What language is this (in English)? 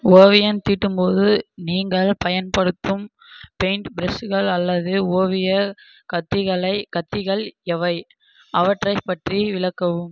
Tamil